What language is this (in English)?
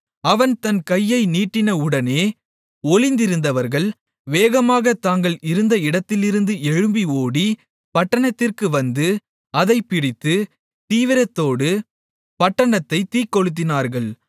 Tamil